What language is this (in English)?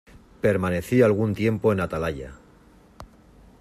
Spanish